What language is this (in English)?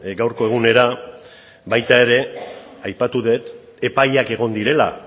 Basque